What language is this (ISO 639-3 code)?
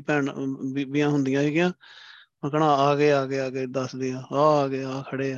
pan